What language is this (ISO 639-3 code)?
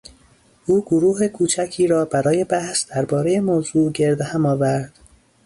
fas